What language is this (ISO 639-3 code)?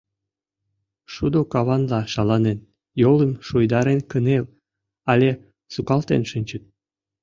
chm